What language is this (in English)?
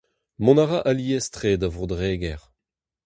Breton